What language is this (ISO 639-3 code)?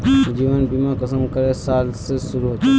mag